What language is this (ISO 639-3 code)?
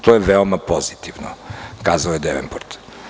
srp